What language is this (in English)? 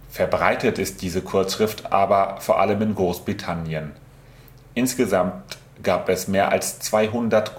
German